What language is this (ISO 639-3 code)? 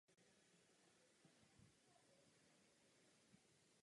ces